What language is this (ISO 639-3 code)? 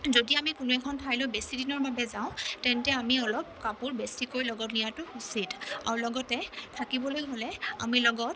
asm